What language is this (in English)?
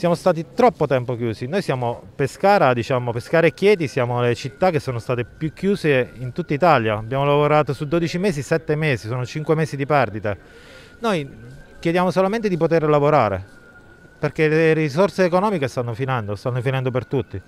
Italian